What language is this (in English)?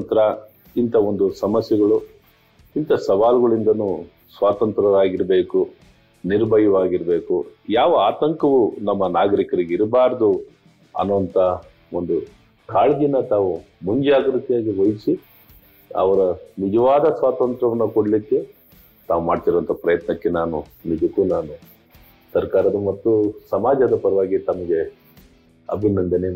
Kannada